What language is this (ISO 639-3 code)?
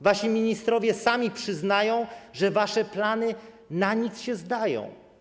pol